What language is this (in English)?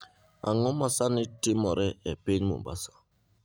Luo (Kenya and Tanzania)